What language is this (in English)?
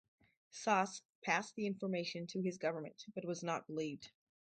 English